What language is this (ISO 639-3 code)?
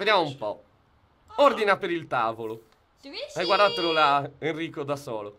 ita